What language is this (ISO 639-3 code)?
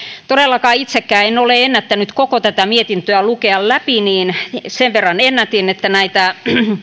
fin